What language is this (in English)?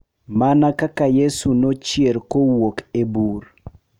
Luo (Kenya and Tanzania)